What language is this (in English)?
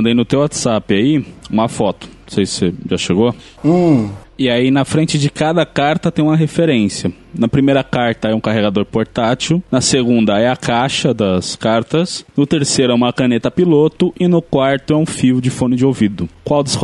Portuguese